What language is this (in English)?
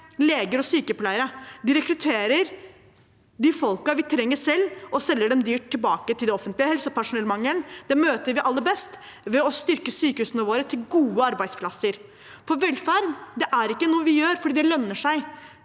Norwegian